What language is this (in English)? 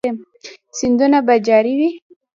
Pashto